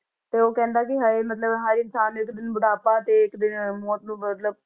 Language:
Punjabi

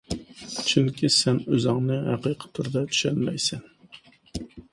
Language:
Uyghur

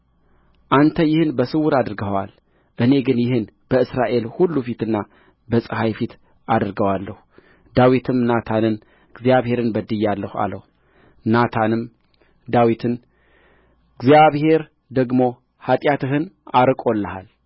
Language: Amharic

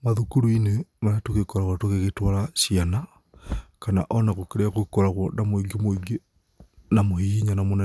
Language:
Kikuyu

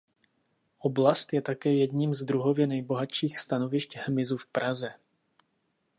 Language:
Czech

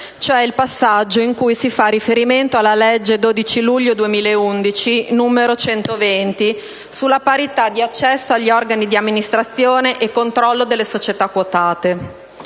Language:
Italian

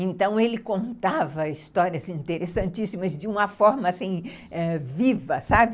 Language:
Portuguese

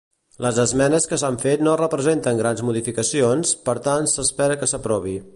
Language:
Catalan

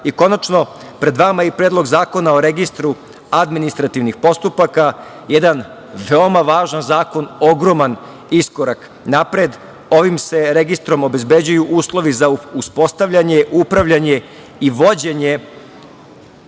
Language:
Serbian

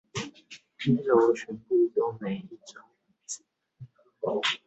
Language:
Chinese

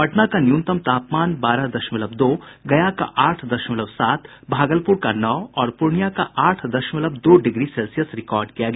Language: Hindi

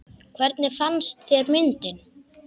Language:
Icelandic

